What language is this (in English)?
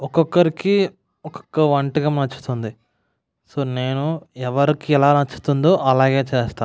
Telugu